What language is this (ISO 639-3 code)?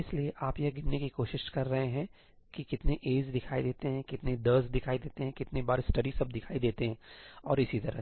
hin